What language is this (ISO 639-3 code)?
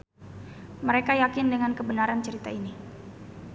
sun